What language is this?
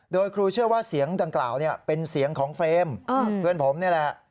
Thai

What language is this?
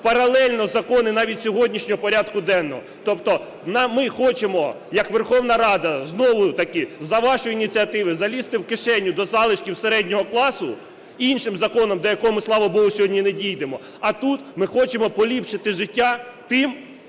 Ukrainian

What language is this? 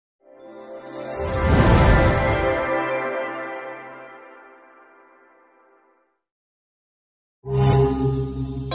Thai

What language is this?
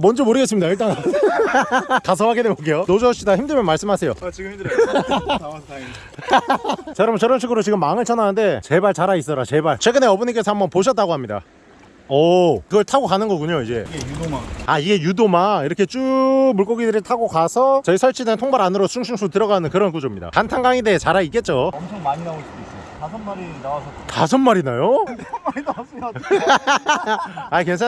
Korean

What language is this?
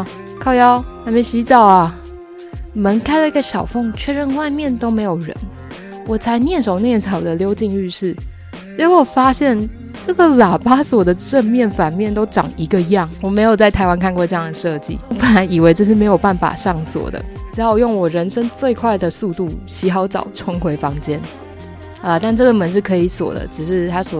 Chinese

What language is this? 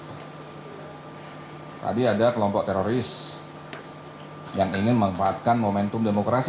Indonesian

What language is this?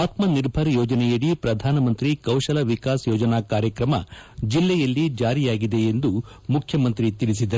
Kannada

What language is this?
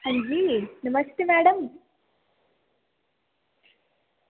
Dogri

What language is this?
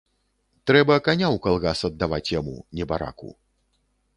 Belarusian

